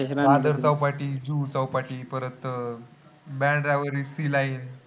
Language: Marathi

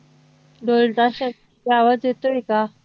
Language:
Marathi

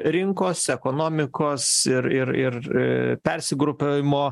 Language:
Lithuanian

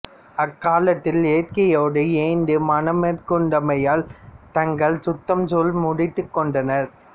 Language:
Tamil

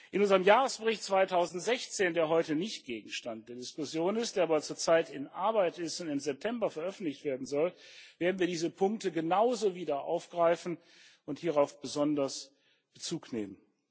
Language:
German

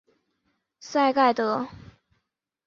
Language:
Chinese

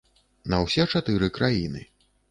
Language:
Belarusian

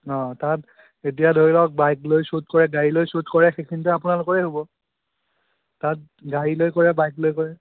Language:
Assamese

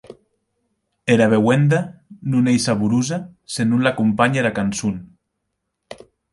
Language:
Occitan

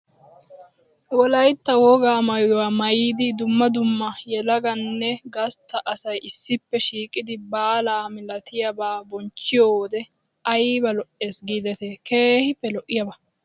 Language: Wolaytta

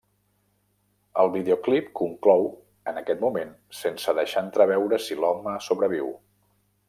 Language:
Catalan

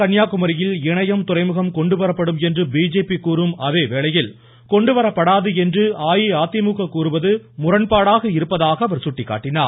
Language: Tamil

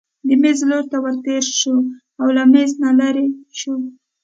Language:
Pashto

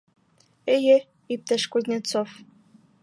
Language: Bashkir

